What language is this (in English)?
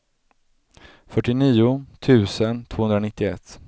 Swedish